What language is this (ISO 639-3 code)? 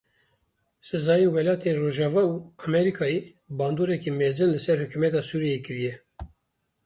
kur